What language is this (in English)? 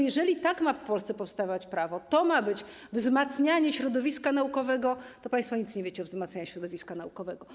Polish